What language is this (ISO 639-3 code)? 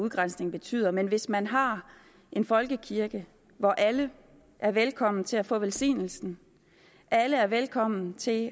dan